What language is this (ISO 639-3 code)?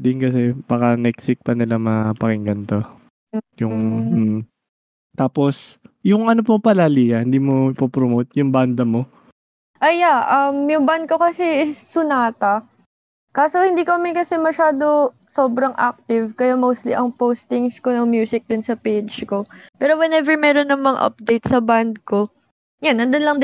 fil